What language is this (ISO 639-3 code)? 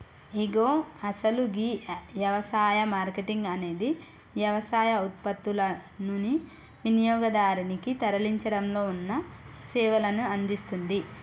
tel